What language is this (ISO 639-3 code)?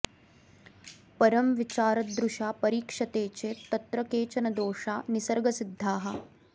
san